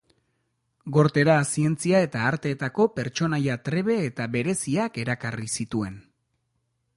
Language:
Basque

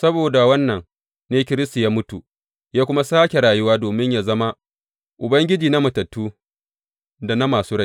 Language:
Hausa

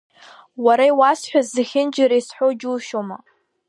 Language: Abkhazian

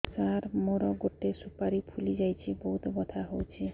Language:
Odia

